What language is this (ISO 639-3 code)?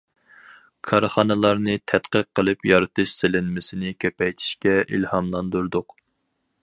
uig